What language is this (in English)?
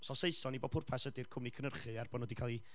Welsh